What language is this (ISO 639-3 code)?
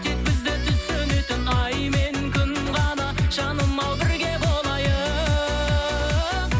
kaz